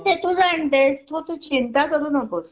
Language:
Marathi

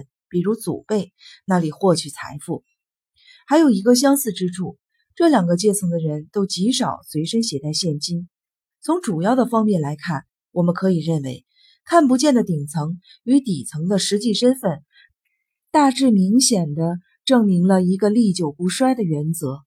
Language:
Chinese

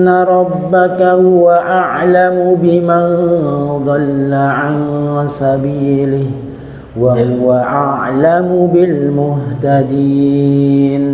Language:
Arabic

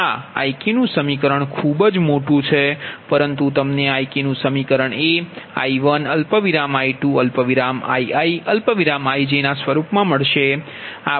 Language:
Gujarati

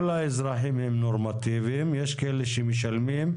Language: Hebrew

